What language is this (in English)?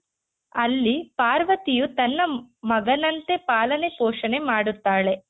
Kannada